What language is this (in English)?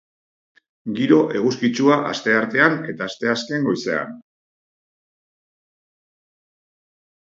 Basque